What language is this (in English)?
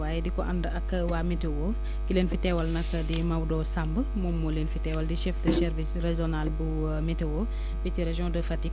Wolof